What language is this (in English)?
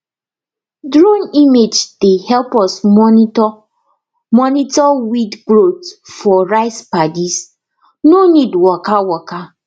Nigerian Pidgin